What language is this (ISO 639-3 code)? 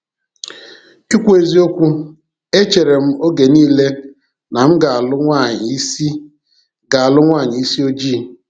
ibo